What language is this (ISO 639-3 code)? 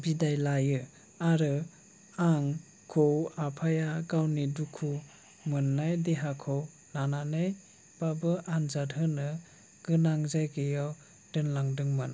brx